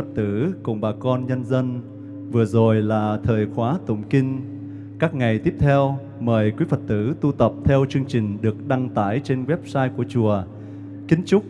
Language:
Vietnamese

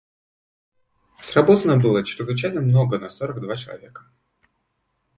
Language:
Russian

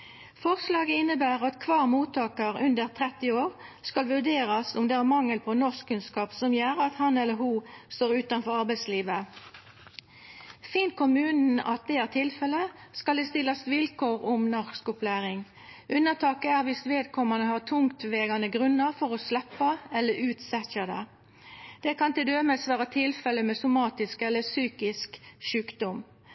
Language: Norwegian Nynorsk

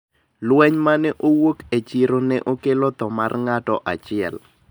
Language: Luo (Kenya and Tanzania)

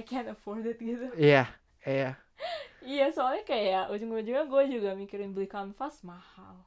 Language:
Indonesian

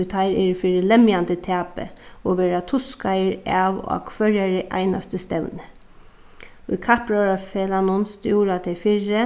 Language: Faroese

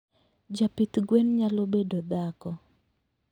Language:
Luo (Kenya and Tanzania)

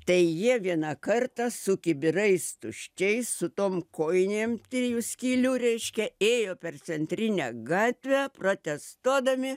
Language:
Lithuanian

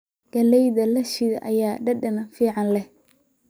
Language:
Somali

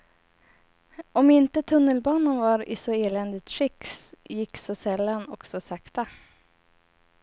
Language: Swedish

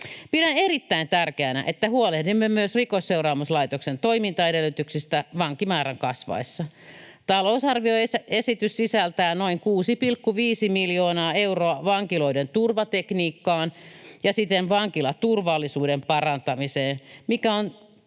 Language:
Finnish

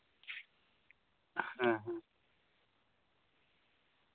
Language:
Santali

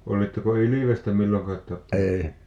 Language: Finnish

